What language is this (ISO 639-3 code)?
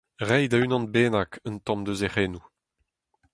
bre